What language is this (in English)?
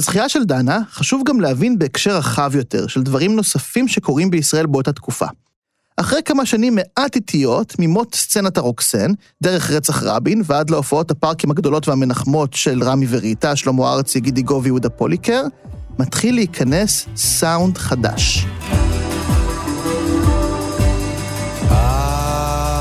Hebrew